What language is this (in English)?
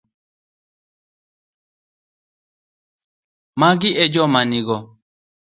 Luo (Kenya and Tanzania)